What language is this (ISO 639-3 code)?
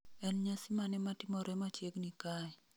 luo